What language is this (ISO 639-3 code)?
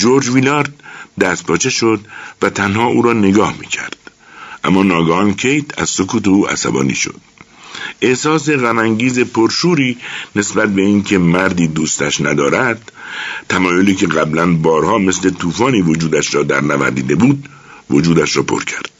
fas